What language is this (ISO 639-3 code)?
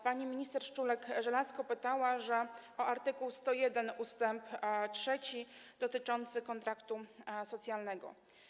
pol